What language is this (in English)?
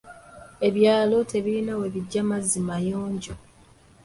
Ganda